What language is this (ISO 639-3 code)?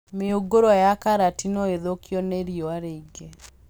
kik